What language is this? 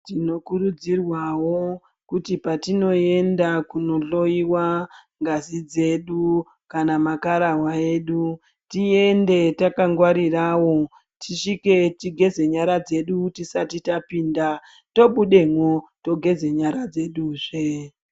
Ndau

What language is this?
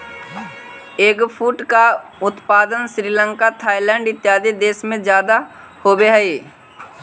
Magahi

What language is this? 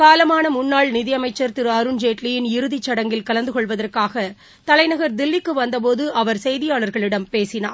Tamil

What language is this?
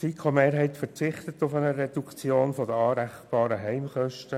Swiss German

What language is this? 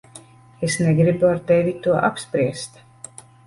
Latvian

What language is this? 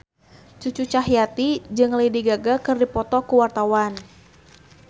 Sundanese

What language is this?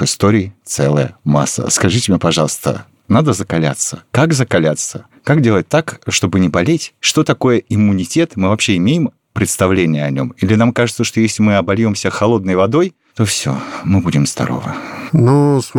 Russian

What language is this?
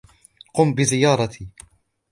Arabic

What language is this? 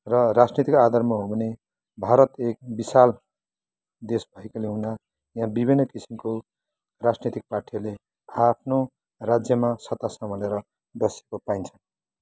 Nepali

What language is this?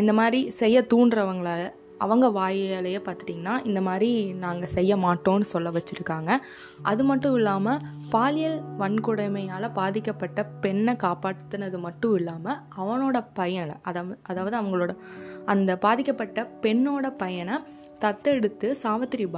Tamil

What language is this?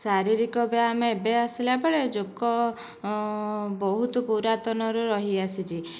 Odia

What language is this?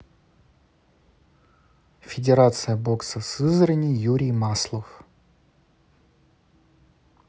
Russian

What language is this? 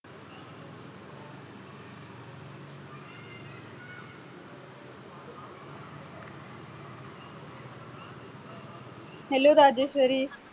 Marathi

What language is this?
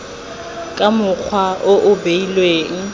Tswana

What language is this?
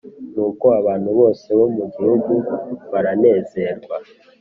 Kinyarwanda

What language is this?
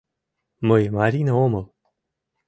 Mari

